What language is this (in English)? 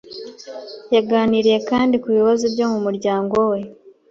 Kinyarwanda